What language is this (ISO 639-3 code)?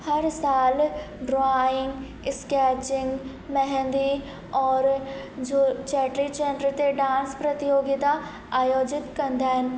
snd